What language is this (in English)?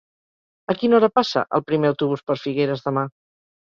Catalan